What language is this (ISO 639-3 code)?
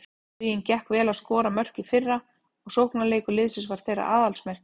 isl